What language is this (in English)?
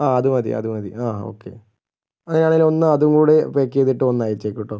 Malayalam